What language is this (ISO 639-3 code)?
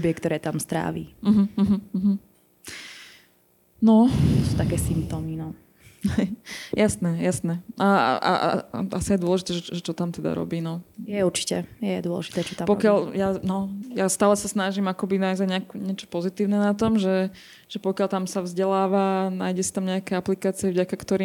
slk